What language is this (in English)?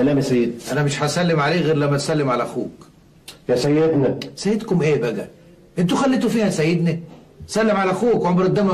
Arabic